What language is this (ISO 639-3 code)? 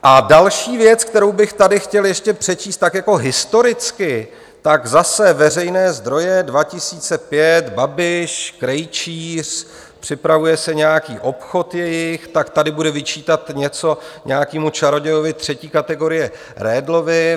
ces